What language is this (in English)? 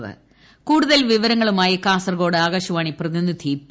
Malayalam